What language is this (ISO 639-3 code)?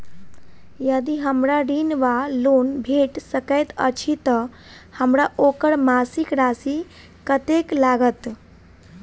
mai